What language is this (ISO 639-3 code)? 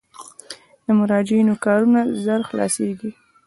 pus